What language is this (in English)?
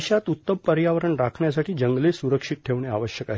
Marathi